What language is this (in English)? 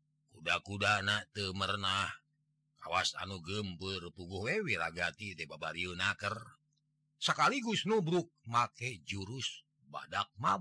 Indonesian